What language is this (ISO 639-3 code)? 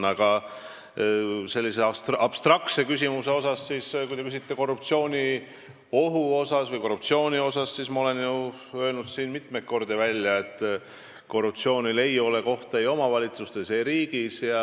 est